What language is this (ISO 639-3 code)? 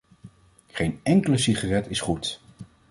nld